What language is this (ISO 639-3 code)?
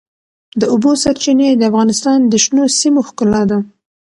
pus